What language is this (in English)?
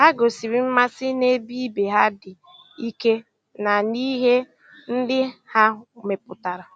Igbo